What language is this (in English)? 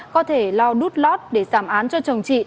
Vietnamese